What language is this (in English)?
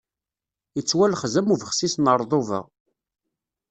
Kabyle